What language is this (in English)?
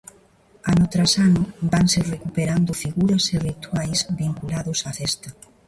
Galician